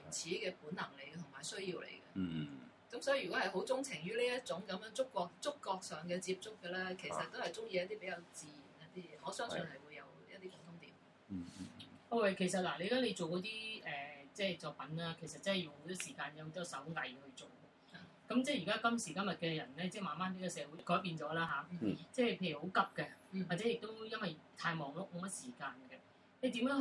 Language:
Chinese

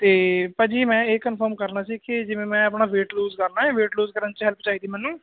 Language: Punjabi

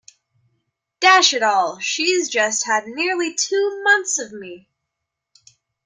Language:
English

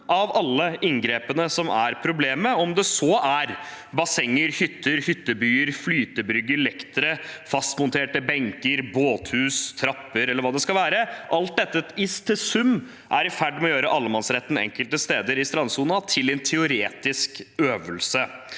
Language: Norwegian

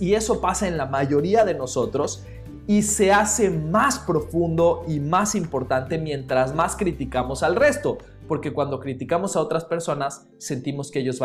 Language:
Spanish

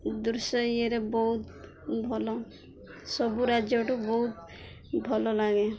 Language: Odia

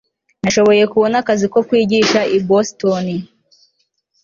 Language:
Kinyarwanda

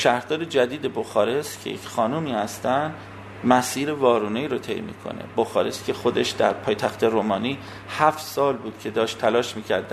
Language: Persian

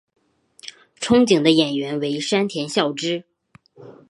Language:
Chinese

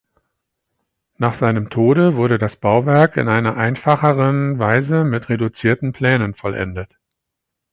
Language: German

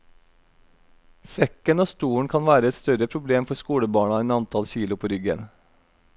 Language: Norwegian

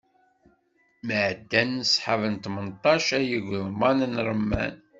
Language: Kabyle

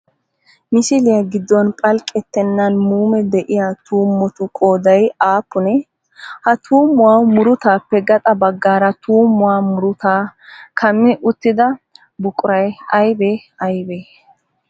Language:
Wolaytta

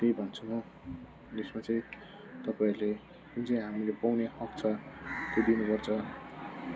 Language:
Nepali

